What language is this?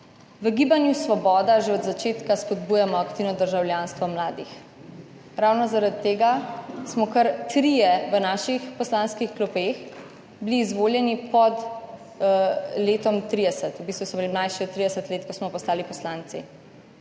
Slovenian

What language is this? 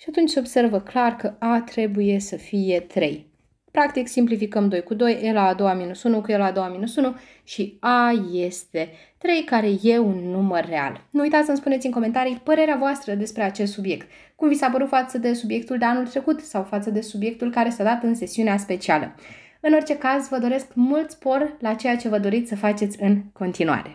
Romanian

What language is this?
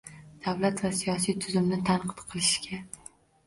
Uzbek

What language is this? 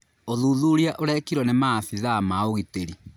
Kikuyu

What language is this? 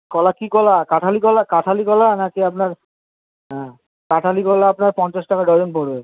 Bangla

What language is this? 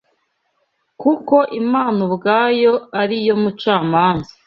Kinyarwanda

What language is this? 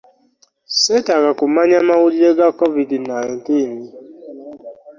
Ganda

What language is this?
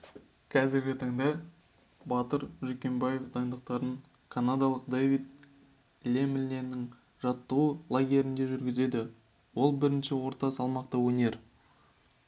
Kazakh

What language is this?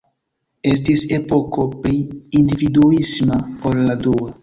Esperanto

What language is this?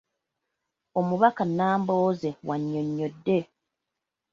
Ganda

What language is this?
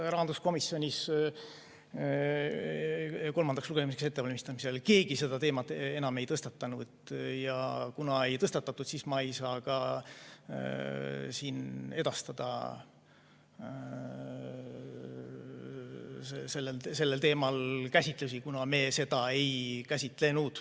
Estonian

